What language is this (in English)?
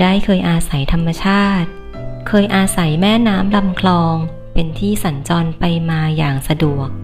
Thai